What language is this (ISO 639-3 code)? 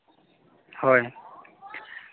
sat